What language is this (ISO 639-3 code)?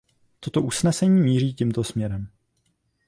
ces